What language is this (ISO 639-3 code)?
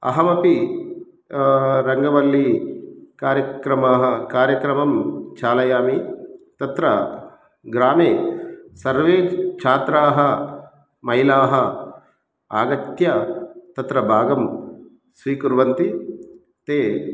san